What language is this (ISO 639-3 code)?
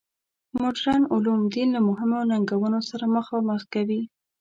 pus